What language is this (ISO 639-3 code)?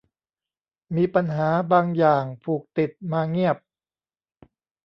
tha